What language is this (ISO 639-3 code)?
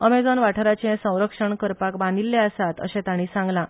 kok